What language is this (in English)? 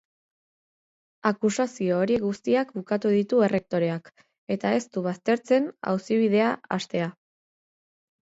Basque